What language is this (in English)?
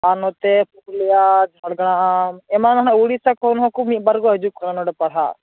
Santali